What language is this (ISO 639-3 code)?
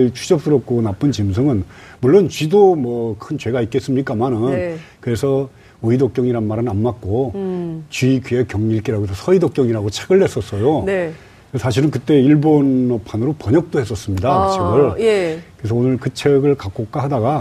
kor